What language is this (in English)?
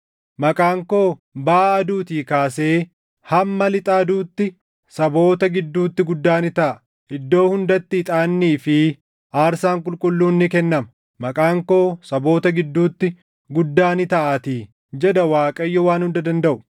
Oromo